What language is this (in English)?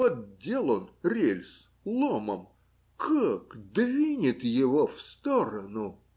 Russian